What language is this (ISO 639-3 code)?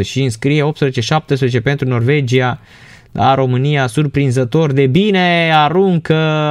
ron